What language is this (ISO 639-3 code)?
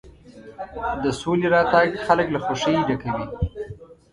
pus